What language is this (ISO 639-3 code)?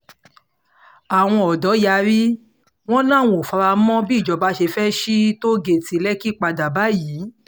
yor